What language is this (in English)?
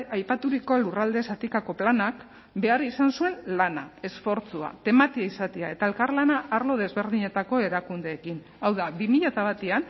Basque